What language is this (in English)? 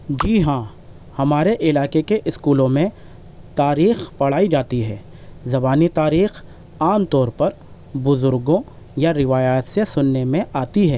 Urdu